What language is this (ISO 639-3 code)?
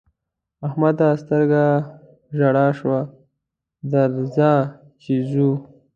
pus